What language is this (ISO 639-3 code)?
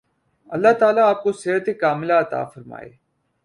urd